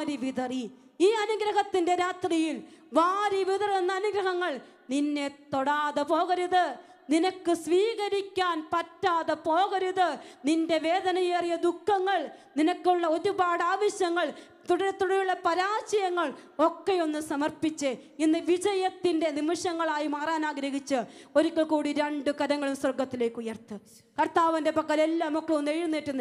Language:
Malayalam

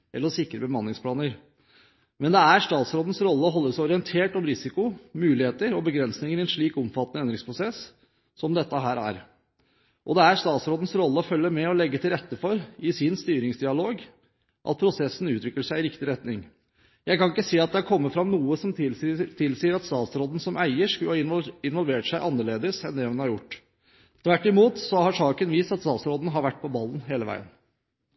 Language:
Norwegian Bokmål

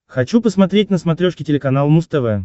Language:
Russian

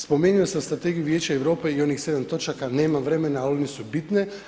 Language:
Croatian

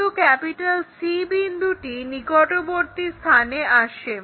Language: Bangla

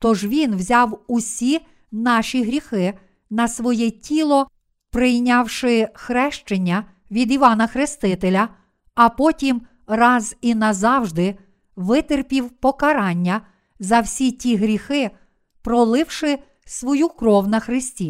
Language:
Ukrainian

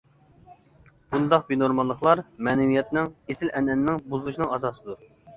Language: Uyghur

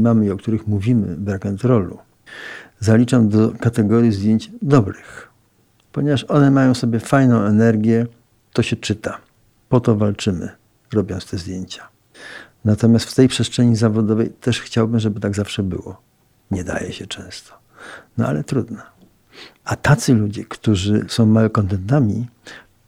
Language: Polish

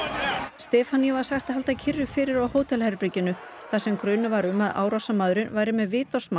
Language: Icelandic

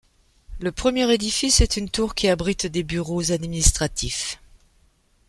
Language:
French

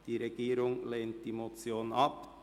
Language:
Swiss German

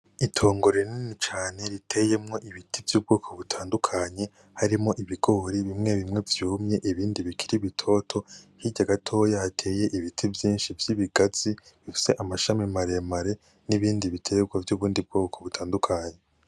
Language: Rundi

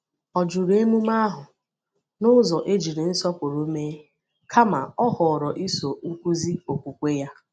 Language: Igbo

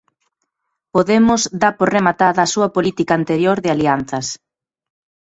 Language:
Galician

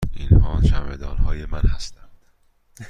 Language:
Persian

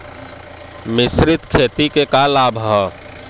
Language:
Bhojpuri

